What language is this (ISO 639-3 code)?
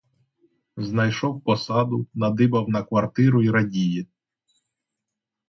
ukr